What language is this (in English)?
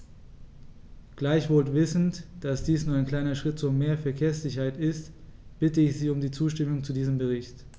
German